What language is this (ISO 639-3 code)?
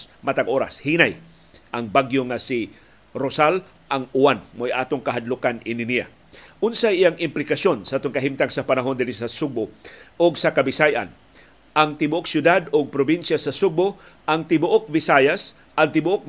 fil